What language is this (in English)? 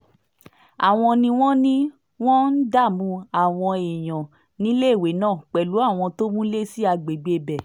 Yoruba